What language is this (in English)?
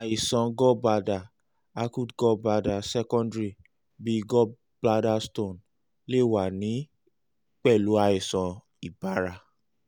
Yoruba